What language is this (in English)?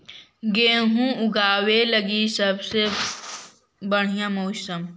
Magahi